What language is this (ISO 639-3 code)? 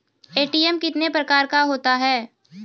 mai